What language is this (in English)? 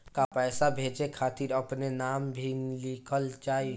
Bhojpuri